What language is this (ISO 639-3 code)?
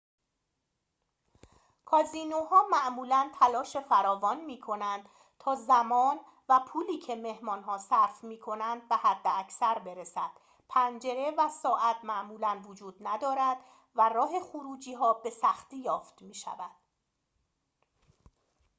fas